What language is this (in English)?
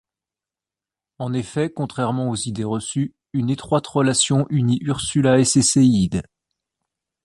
French